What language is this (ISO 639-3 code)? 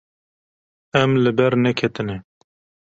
kur